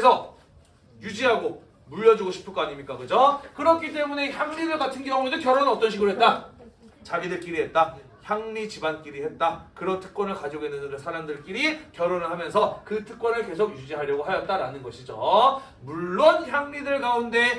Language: Korean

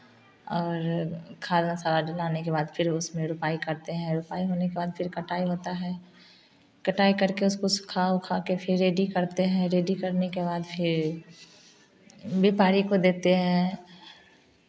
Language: Hindi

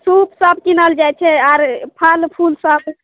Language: Maithili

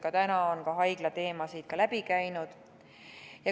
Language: Estonian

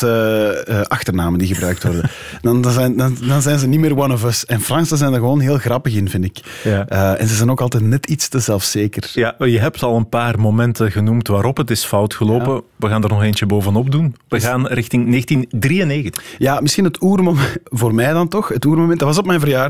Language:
Dutch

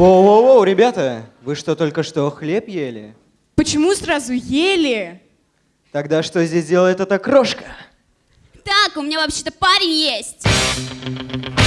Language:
Russian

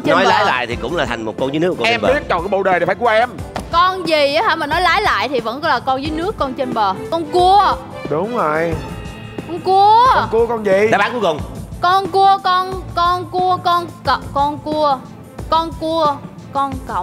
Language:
Vietnamese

